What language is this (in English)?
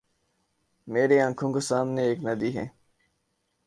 Urdu